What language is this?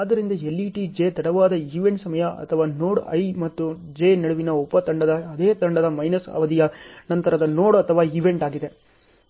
Kannada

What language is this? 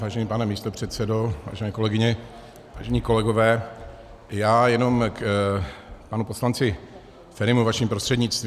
Czech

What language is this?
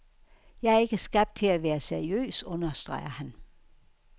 Danish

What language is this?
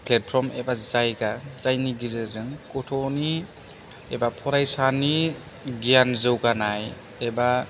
Bodo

